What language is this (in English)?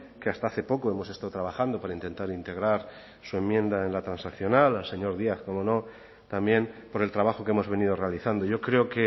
Spanish